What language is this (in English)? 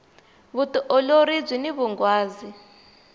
Tsonga